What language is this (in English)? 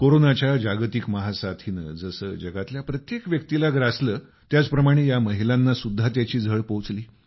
Marathi